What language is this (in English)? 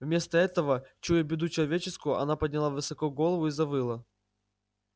Russian